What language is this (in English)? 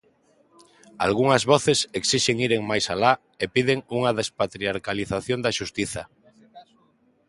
Galician